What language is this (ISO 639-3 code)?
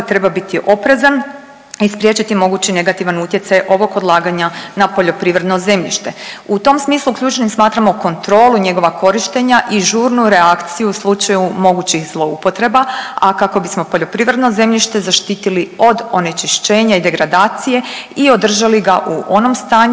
hrv